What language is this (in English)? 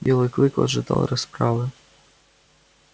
Russian